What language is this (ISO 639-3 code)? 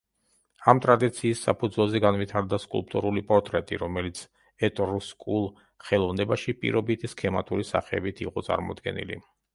kat